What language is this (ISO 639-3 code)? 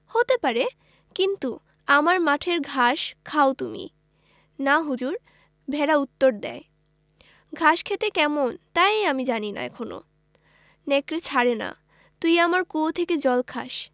ben